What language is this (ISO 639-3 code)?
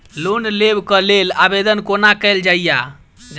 mai